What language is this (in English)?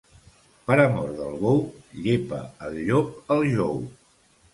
Catalan